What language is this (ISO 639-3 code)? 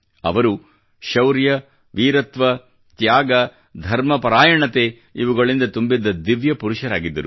kan